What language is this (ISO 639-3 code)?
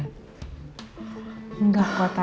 ind